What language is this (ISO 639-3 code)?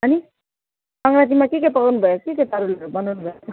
nep